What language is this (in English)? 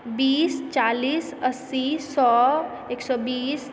Maithili